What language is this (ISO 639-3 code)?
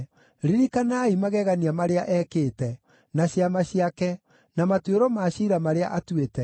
kik